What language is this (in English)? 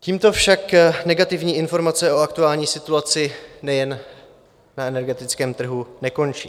Czech